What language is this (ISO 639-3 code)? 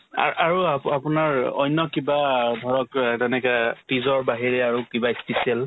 asm